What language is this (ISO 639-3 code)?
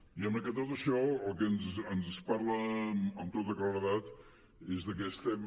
cat